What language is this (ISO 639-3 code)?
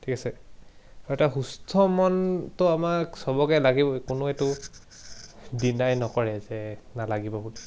asm